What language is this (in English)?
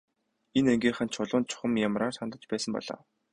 Mongolian